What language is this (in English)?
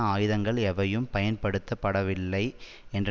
Tamil